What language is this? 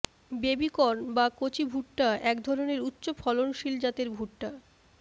Bangla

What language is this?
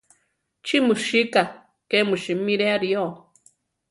Central Tarahumara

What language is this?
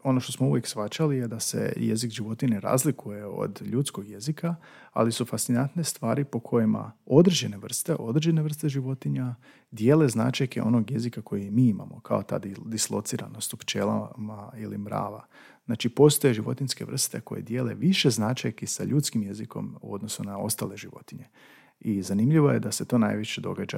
Croatian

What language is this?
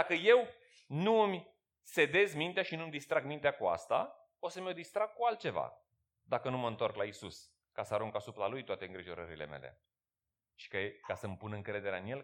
Romanian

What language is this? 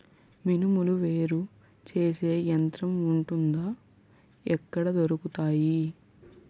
Telugu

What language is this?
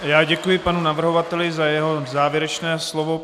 Czech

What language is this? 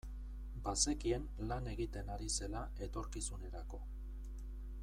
Basque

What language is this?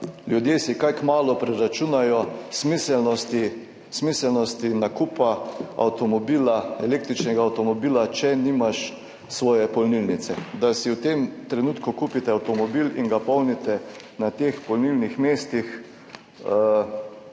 Slovenian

